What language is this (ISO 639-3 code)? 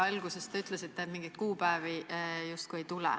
est